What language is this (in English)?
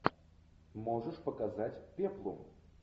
Russian